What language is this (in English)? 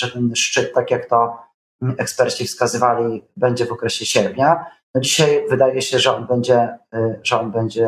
Polish